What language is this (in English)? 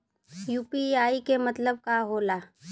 Bhojpuri